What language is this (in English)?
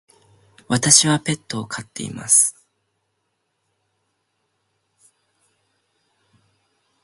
Japanese